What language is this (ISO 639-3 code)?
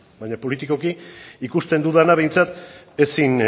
eus